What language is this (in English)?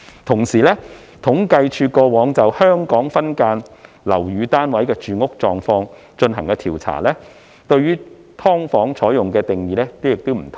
Cantonese